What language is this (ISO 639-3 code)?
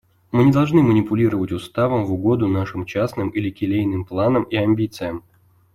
rus